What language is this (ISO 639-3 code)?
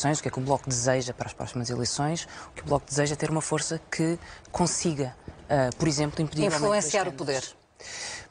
por